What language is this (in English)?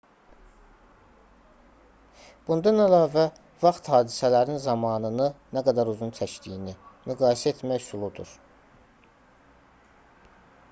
Azerbaijani